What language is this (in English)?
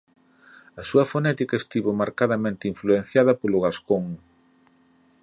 Galician